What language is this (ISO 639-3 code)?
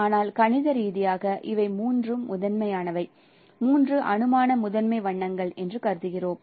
tam